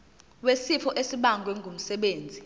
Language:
Zulu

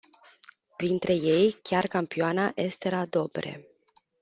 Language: Romanian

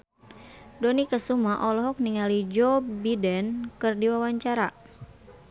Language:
Sundanese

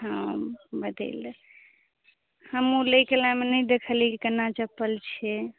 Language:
Maithili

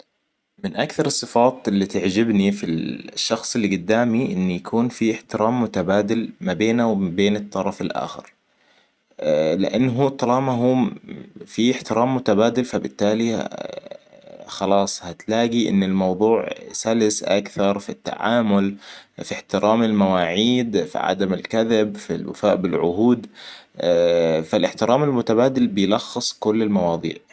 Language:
Hijazi Arabic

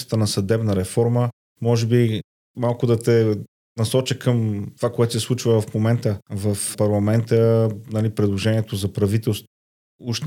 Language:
Bulgarian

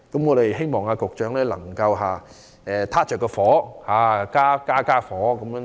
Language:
Cantonese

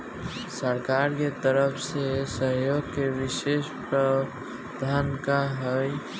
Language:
Bhojpuri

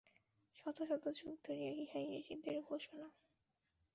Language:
Bangla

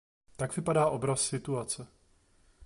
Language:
Czech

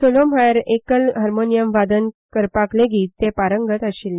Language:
Konkani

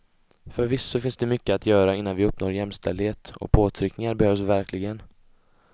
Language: Swedish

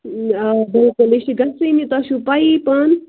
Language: Kashmiri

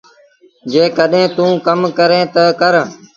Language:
Sindhi Bhil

